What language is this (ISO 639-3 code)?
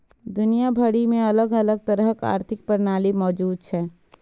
mai